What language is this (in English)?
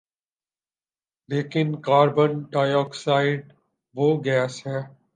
Urdu